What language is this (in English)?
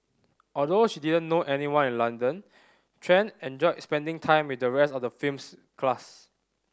English